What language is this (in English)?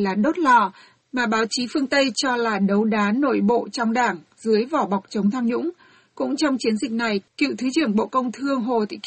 Vietnamese